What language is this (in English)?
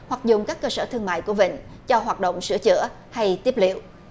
Vietnamese